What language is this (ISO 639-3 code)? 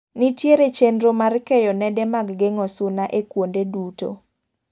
luo